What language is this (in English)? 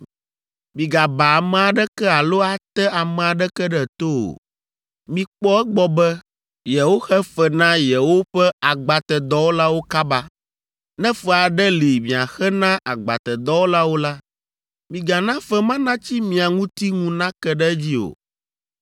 Ewe